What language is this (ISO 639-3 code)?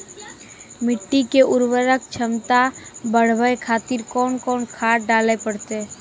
mai